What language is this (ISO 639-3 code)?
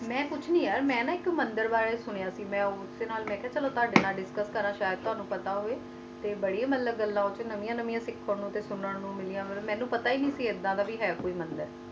pan